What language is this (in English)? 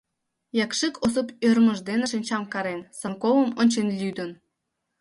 Mari